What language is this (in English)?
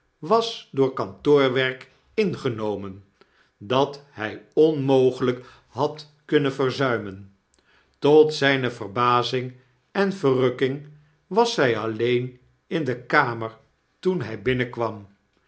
Dutch